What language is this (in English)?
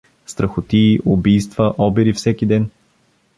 Bulgarian